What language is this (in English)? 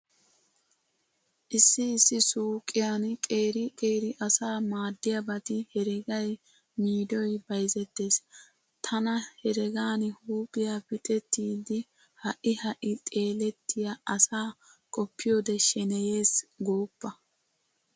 Wolaytta